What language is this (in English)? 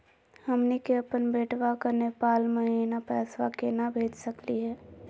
Magahi